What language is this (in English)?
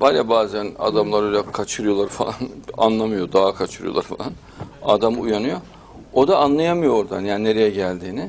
Turkish